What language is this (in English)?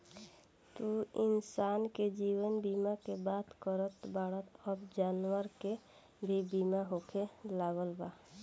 Bhojpuri